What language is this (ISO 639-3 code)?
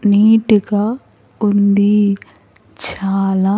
tel